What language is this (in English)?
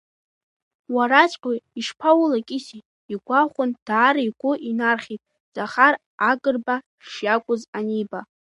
Abkhazian